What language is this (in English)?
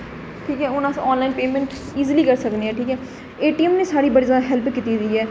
Dogri